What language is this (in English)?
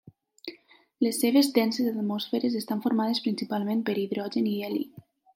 Catalan